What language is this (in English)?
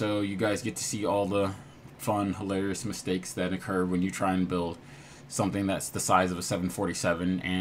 English